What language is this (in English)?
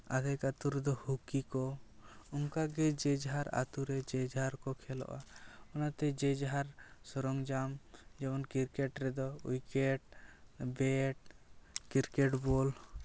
Santali